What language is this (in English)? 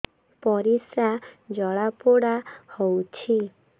Odia